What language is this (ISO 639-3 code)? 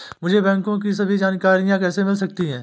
hin